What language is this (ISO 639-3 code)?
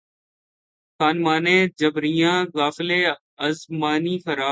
urd